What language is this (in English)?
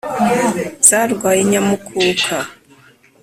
Kinyarwanda